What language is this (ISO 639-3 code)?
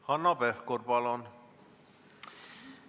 est